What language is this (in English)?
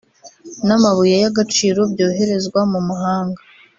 Kinyarwanda